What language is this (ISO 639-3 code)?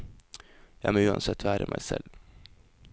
nor